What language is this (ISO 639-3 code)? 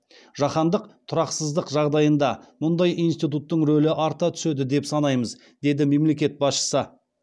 kaz